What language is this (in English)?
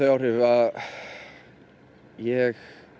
Icelandic